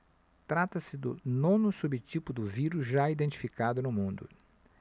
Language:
Portuguese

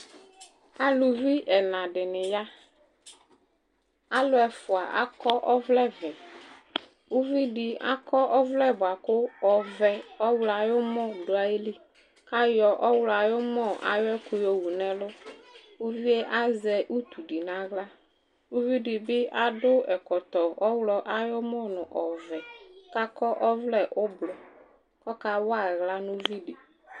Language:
Ikposo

